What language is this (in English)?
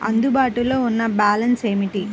Telugu